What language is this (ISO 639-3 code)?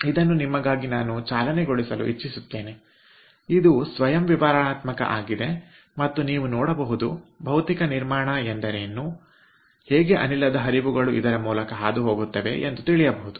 kan